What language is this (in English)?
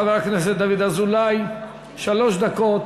Hebrew